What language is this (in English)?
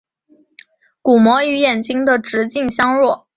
Chinese